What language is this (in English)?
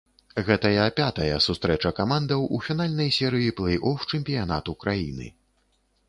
Belarusian